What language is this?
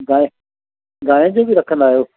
Sindhi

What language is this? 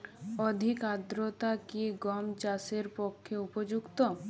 Bangla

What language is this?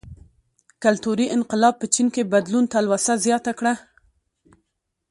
Pashto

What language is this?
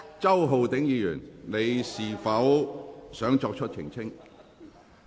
Cantonese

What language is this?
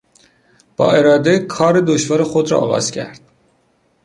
Persian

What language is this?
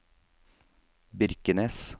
Norwegian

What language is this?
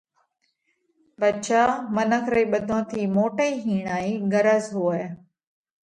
Parkari Koli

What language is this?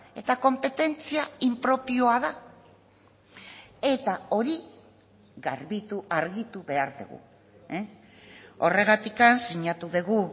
Basque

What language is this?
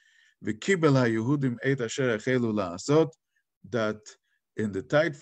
Dutch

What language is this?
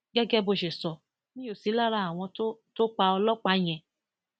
Yoruba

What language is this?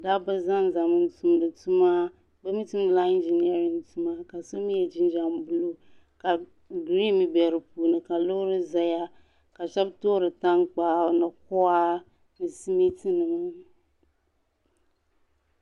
Dagbani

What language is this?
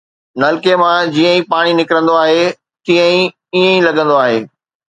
Sindhi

